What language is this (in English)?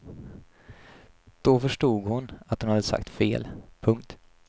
Swedish